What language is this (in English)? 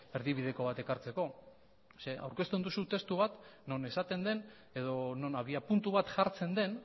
Basque